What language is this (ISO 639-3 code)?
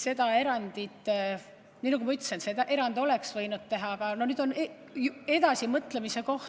est